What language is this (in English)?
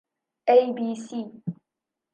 Central Kurdish